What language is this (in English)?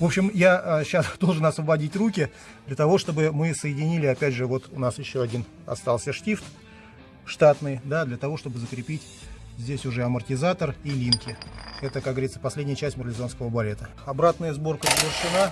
Russian